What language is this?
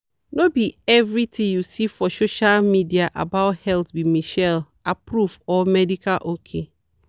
Nigerian Pidgin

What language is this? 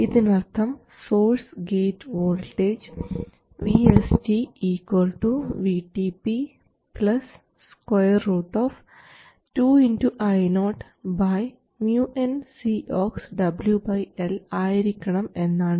Malayalam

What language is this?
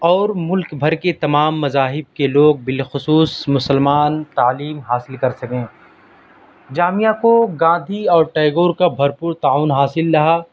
Urdu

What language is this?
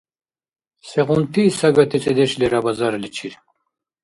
Dargwa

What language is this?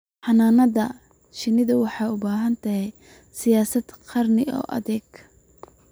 Somali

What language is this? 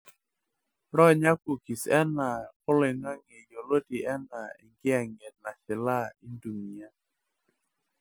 Masai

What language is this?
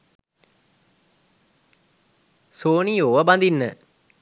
Sinhala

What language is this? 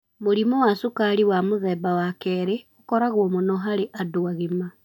Kikuyu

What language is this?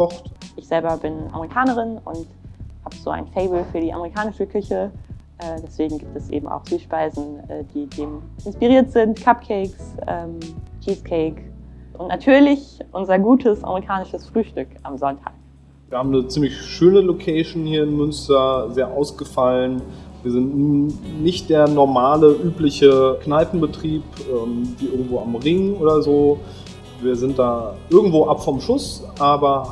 German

